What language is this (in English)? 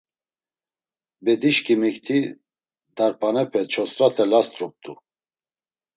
Laz